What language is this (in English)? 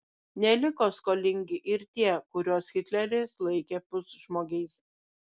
Lithuanian